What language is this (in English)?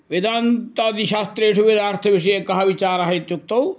Sanskrit